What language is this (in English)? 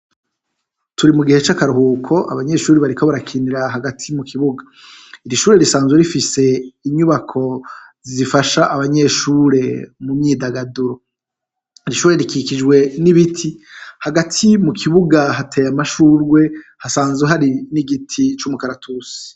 Rundi